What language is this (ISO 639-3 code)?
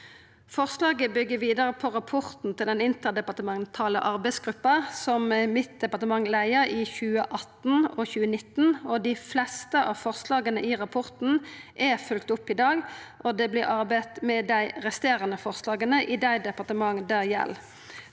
nor